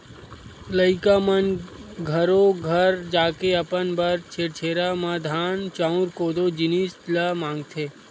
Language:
Chhattisgarhi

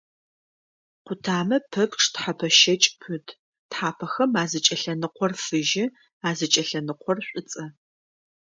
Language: Adyghe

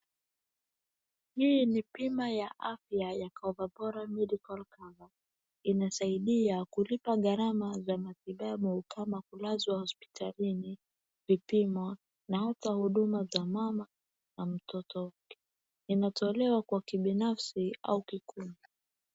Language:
Swahili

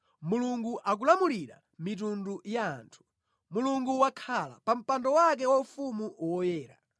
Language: Nyanja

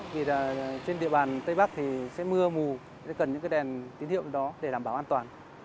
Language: Vietnamese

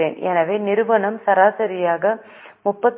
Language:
Tamil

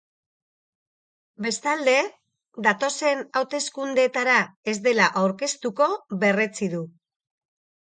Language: Basque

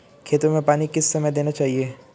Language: Hindi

